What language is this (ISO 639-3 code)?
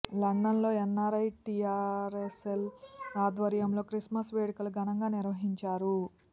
tel